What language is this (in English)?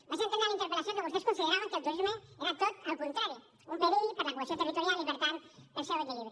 Catalan